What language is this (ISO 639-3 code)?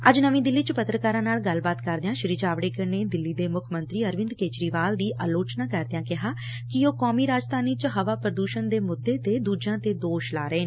pan